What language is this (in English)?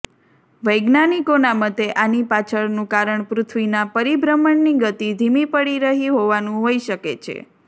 Gujarati